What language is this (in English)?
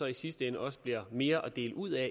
Danish